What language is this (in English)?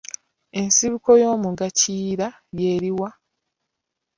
Ganda